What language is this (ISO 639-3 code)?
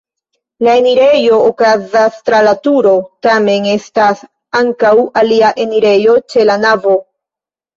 epo